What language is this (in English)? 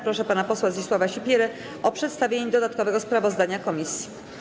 Polish